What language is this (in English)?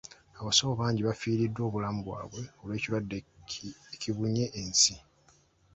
Ganda